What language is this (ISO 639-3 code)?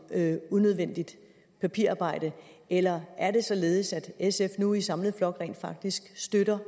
dan